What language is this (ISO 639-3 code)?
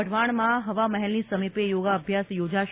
guj